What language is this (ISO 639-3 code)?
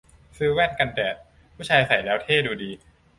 tha